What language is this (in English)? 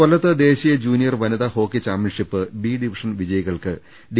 Malayalam